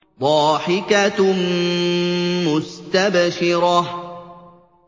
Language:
Arabic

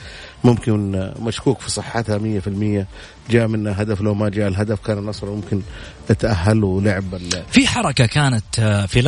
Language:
Arabic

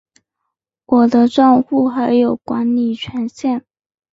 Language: Chinese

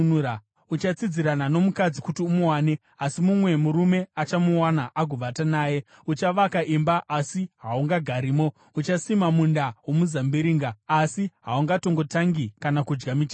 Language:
Shona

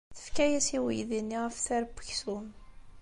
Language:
Kabyle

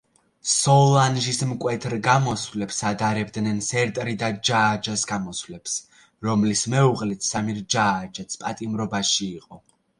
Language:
Georgian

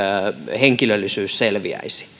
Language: Finnish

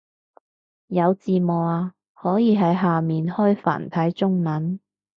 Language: Cantonese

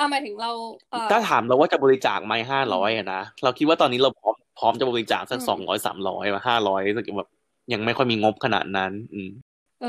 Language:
Thai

